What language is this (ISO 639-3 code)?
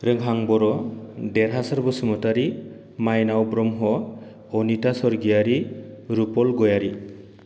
brx